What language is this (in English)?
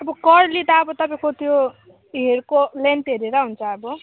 Nepali